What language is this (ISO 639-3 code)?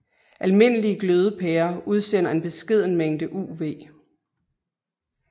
dan